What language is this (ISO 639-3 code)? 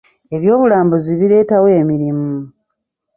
lug